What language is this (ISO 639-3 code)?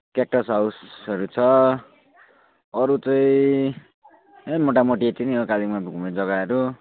nep